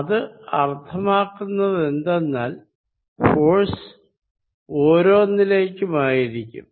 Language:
Malayalam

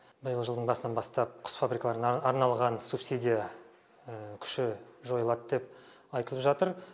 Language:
Kazakh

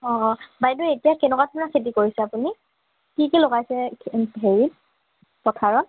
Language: Assamese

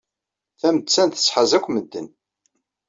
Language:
Kabyle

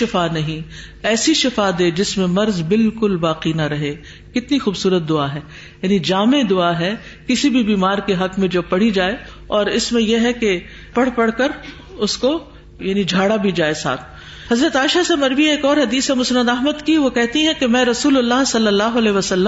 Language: Urdu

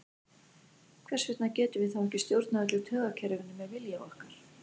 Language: Icelandic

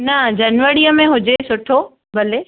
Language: Sindhi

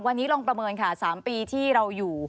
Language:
Thai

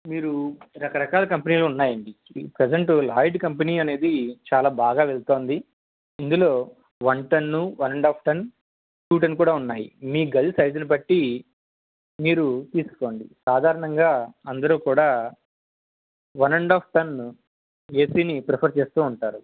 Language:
Telugu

